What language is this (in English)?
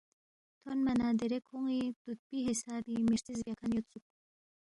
Balti